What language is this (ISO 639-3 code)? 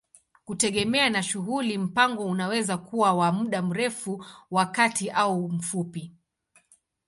swa